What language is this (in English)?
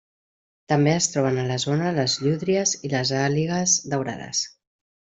Catalan